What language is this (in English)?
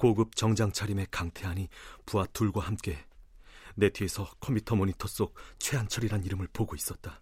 Korean